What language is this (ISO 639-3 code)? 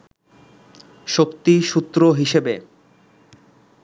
ben